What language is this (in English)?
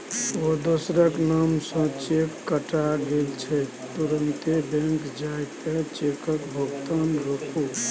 Maithili